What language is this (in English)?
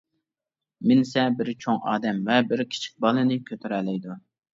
Uyghur